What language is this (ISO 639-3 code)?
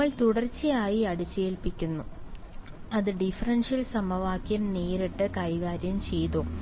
mal